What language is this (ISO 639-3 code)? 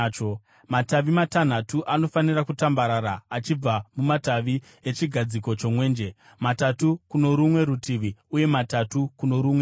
sna